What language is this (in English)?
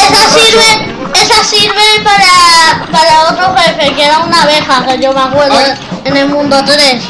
Spanish